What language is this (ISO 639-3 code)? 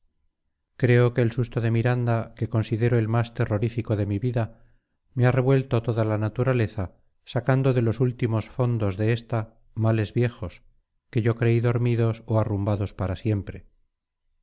spa